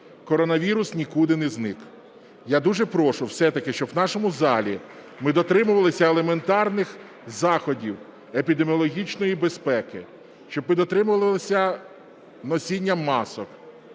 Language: Ukrainian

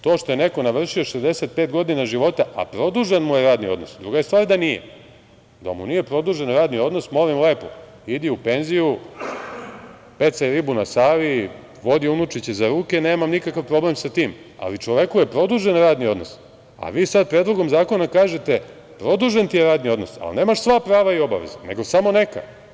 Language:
Serbian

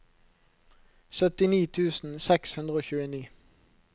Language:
Norwegian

